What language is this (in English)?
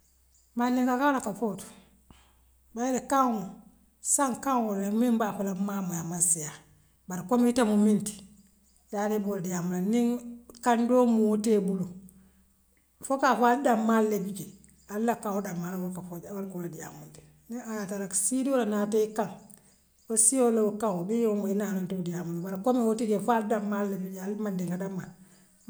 Western Maninkakan